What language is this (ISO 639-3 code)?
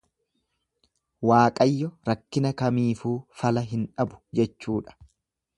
orm